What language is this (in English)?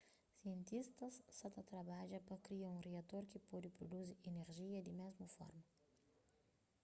Kabuverdianu